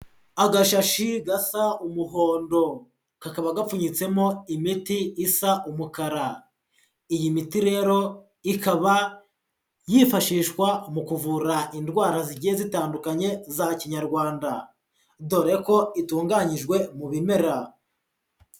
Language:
Kinyarwanda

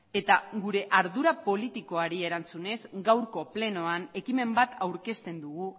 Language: Basque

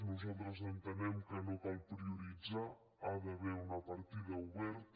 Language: Catalan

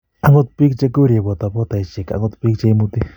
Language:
Kalenjin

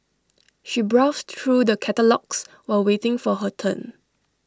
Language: English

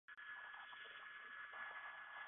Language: Chinese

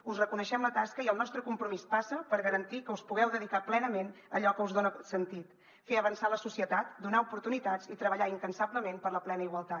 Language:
Catalan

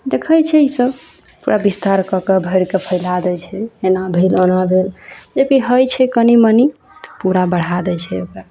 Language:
Maithili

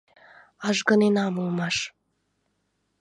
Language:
Mari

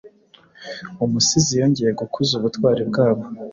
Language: Kinyarwanda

